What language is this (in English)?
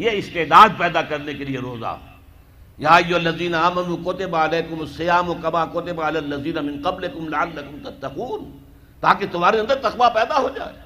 Urdu